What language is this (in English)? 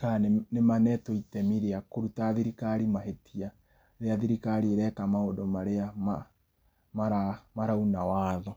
Kikuyu